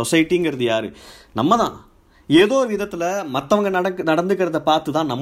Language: Tamil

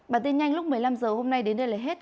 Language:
Vietnamese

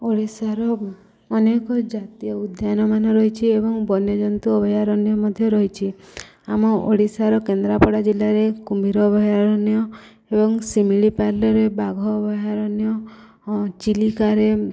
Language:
Odia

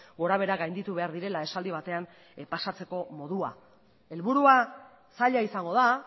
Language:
Basque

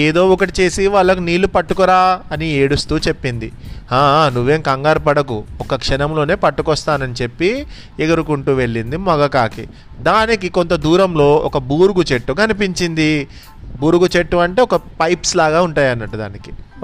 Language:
Telugu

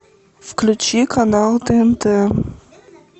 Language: Russian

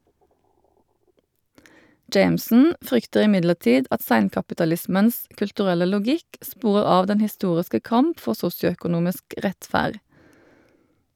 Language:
Norwegian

